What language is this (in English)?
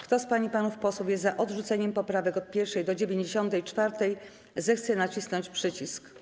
Polish